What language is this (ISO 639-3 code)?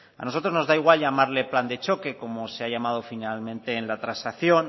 spa